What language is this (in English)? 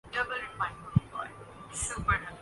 Urdu